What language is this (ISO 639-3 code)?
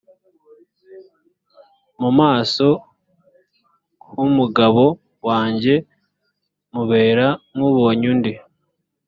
kin